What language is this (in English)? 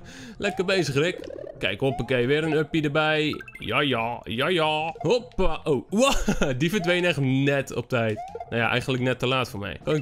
Dutch